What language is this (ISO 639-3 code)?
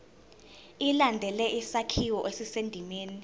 zul